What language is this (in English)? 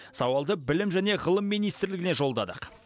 Kazakh